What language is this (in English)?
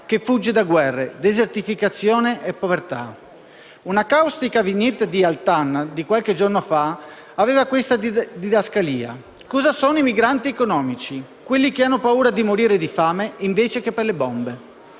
Italian